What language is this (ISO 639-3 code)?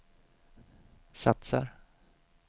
swe